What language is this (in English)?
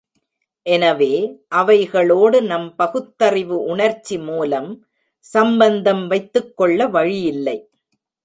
Tamil